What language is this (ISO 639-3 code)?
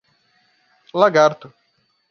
por